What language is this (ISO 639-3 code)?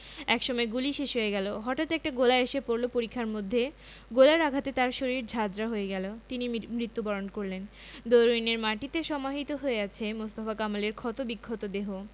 ben